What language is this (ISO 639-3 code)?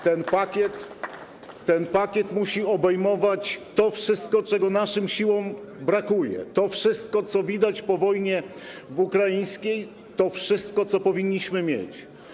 pol